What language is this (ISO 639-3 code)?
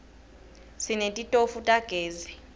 ssw